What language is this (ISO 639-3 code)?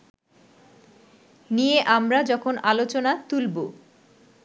ben